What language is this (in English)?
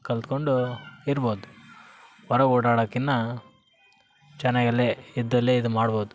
Kannada